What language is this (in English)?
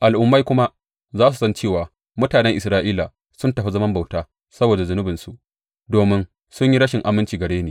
Hausa